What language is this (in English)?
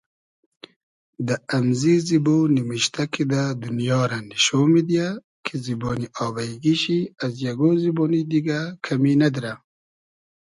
Hazaragi